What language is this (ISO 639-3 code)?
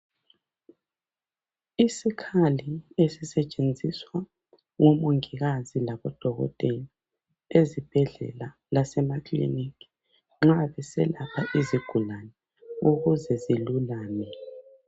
nde